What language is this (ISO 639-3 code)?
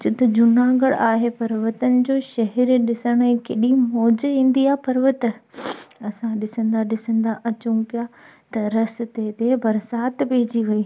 snd